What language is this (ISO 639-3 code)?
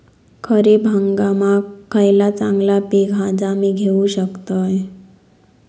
mar